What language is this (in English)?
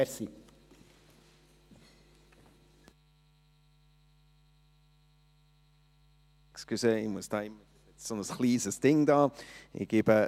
Swiss German